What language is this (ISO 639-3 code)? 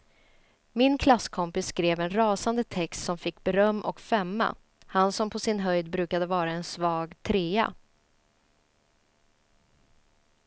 swe